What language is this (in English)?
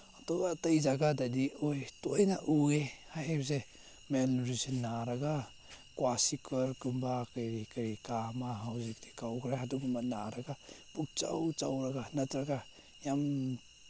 Manipuri